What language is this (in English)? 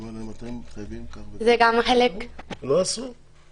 Hebrew